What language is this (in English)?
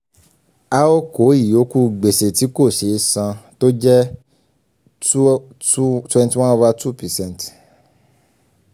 Yoruba